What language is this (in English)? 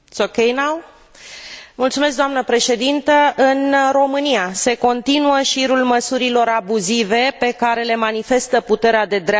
Romanian